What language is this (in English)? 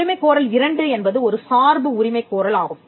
Tamil